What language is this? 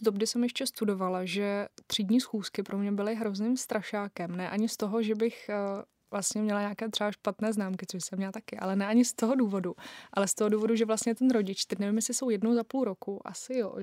Czech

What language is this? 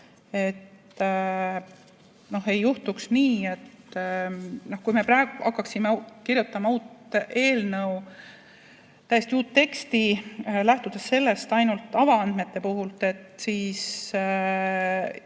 Estonian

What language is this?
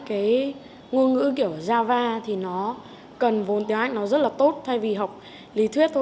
Vietnamese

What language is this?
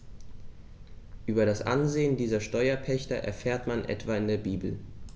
German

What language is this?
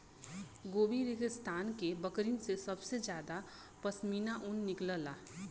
Bhojpuri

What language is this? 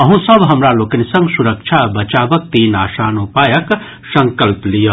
Maithili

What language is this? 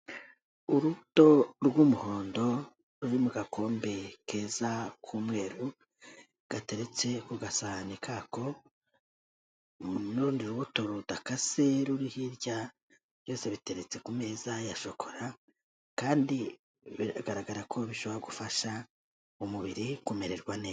Kinyarwanda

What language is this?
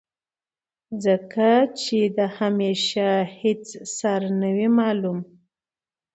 Pashto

